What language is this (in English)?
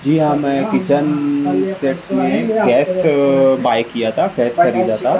Urdu